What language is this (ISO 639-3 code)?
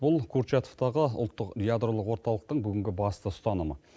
kaz